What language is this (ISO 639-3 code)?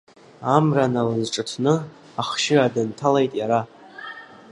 abk